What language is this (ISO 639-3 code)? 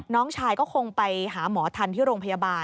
tha